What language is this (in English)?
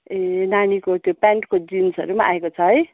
Nepali